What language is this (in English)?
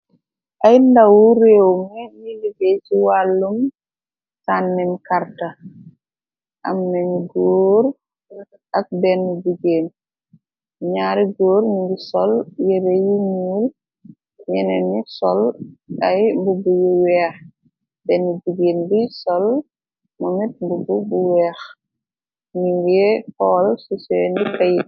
Wolof